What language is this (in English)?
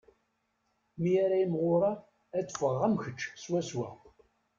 Kabyle